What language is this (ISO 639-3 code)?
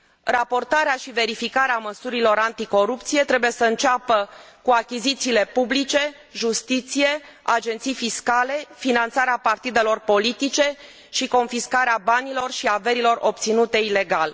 ron